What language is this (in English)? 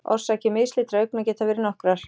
Icelandic